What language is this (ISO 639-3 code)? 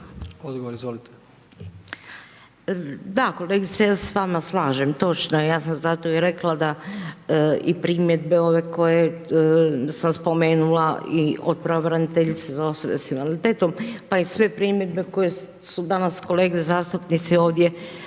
hrv